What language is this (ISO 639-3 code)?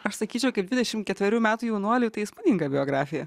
lit